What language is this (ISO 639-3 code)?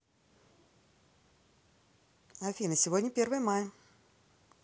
rus